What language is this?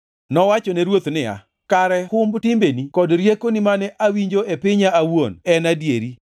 Luo (Kenya and Tanzania)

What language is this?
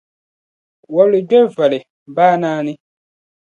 Dagbani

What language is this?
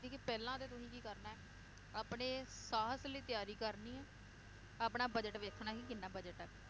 Punjabi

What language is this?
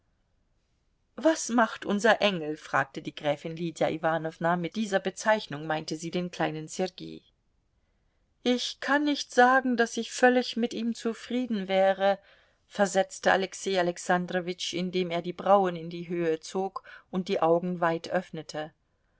German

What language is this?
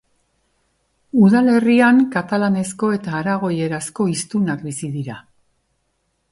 Basque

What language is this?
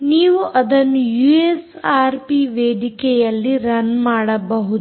Kannada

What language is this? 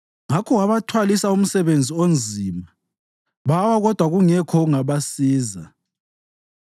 North Ndebele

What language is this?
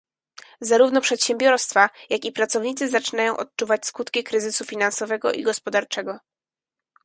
Polish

